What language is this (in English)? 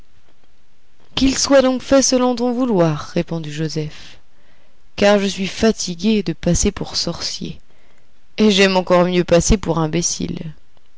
French